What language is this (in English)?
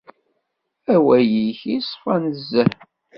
Kabyle